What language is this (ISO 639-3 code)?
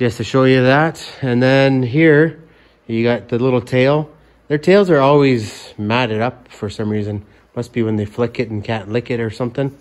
eng